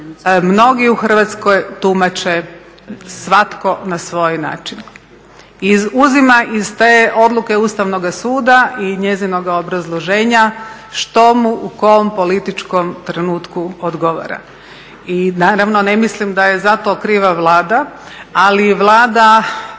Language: Croatian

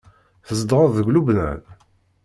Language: Kabyle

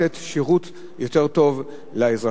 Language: Hebrew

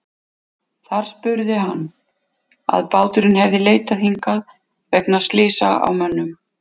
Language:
Icelandic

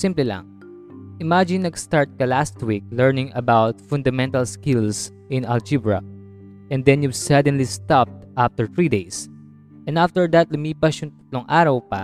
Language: Filipino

